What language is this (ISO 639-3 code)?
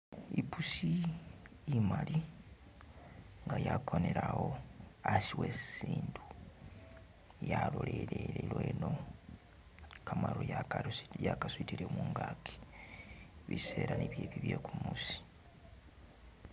myx